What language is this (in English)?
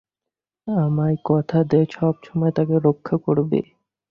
Bangla